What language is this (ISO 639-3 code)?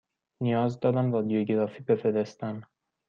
fas